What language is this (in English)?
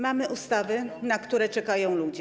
Polish